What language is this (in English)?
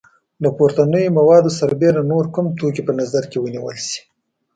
Pashto